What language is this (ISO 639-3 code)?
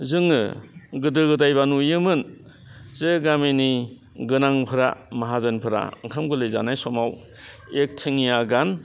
brx